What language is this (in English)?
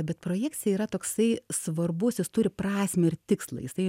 Lithuanian